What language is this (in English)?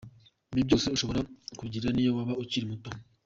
Kinyarwanda